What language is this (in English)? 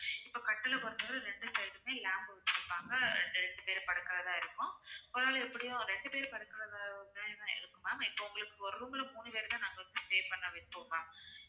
Tamil